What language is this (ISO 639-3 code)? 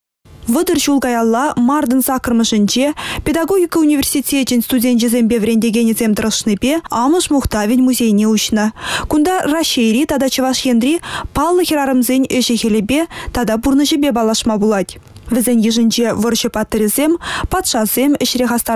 ukr